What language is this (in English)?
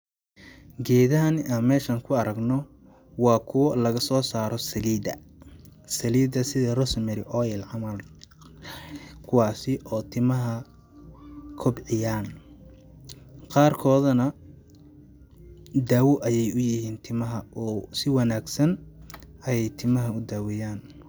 Somali